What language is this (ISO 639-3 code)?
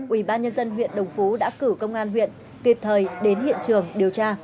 vie